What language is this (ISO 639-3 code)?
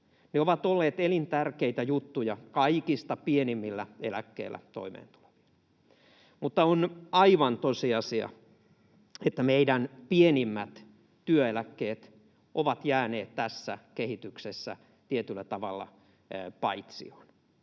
fin